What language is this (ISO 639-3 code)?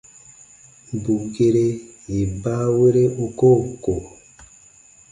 bba